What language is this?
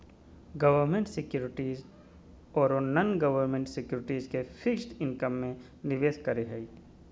Magahi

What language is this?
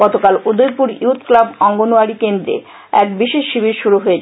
Bangla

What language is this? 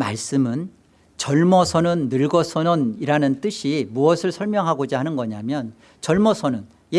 Korean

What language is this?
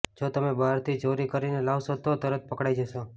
Gujarati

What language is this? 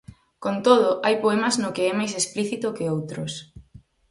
Galician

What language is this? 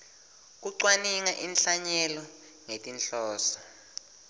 Swati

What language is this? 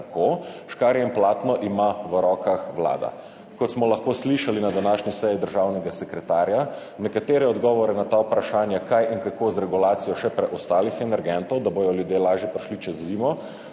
Slovenian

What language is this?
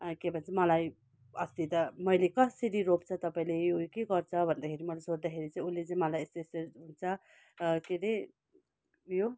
Nepali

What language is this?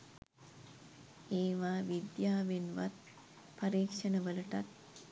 Sinhala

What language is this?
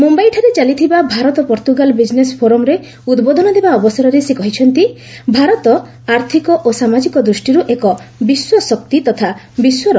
Odia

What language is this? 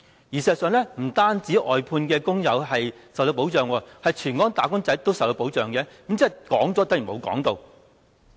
Cantonese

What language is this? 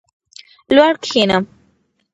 Pashto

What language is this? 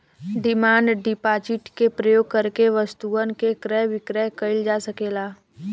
Bhojpuri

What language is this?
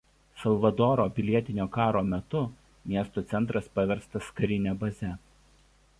Lithuanian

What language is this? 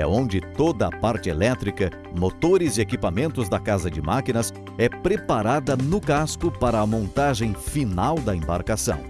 Portuguese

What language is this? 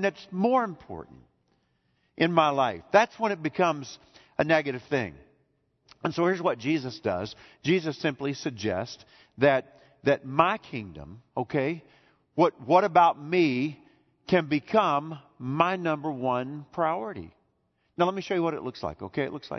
English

